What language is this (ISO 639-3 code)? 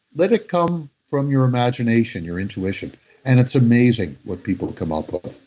eng